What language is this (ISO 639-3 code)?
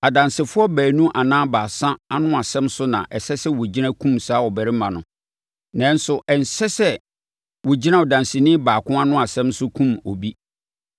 aka